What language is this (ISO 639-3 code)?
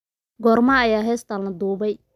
som